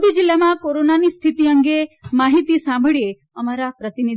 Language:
Gujarati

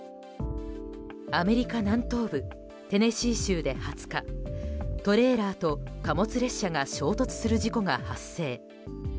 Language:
Japanese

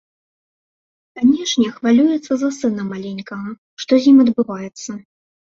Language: Belarusian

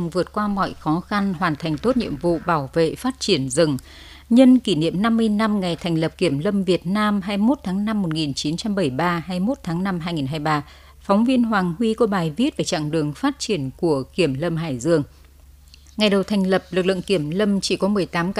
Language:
Vietnamese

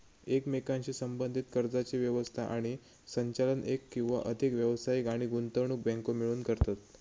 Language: Marathi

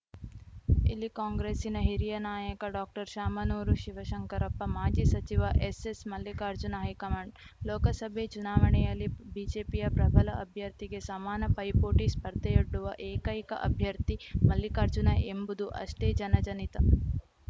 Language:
Kannada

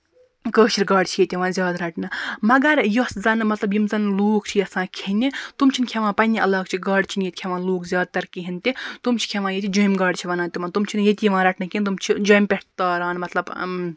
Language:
Kashmiri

